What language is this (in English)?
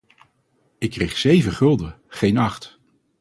Dutch